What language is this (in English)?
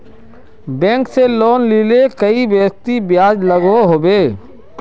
Magahi